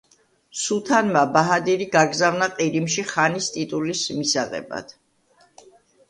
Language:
Georgian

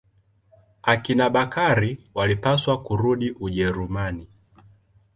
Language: Swahili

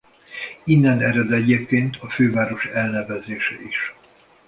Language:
Hungarian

